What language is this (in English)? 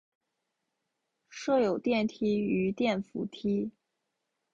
Chinese